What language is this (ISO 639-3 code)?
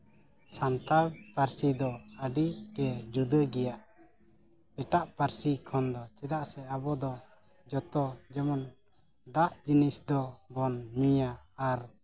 sat